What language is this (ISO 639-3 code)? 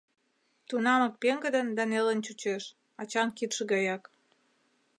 chm